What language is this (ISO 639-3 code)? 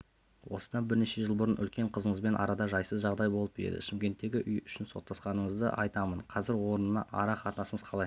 kaz